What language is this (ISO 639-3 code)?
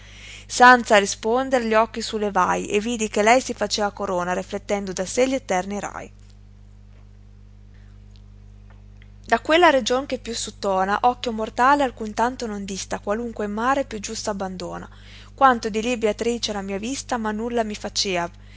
ita